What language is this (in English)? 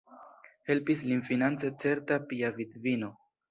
Esperanto